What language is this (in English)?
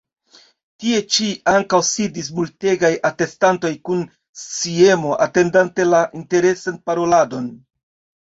Esperanto